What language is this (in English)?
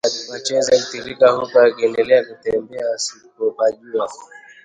Swahili